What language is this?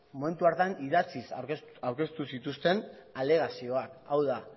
Basque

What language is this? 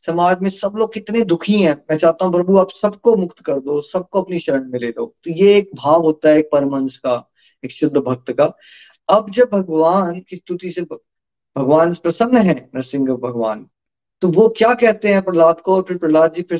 Hindi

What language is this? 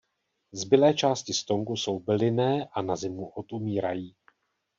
Czech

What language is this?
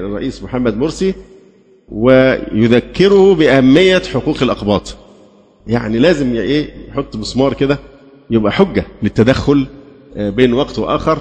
Arabic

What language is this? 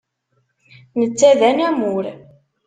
Kabyle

